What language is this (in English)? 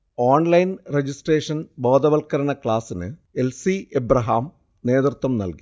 Malayalam